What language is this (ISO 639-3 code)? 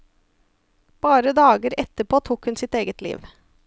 nor